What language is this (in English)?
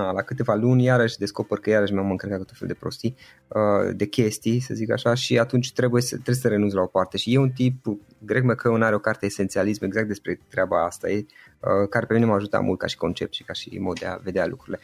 Romanian